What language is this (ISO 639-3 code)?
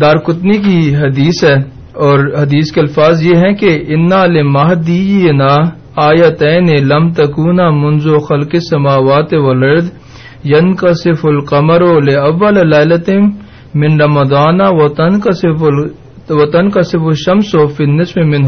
urd